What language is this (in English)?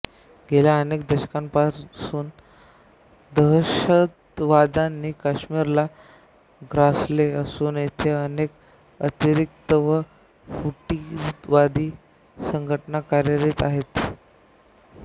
Marathi